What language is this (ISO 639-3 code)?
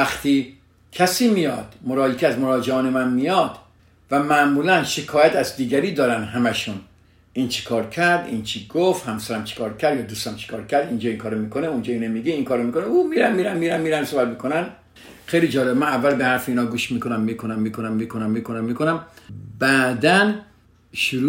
fas